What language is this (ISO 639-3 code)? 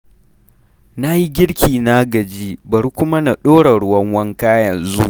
hau